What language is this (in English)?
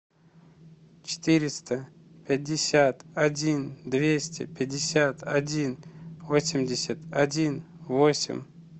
Russian